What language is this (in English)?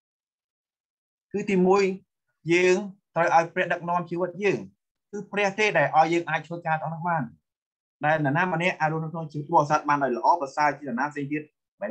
Thai